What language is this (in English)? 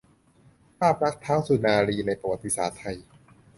Thai